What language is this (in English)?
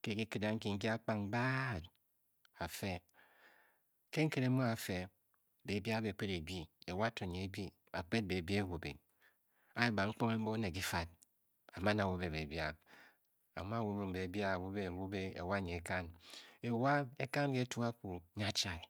Bokyi